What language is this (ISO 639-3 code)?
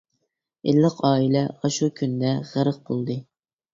uig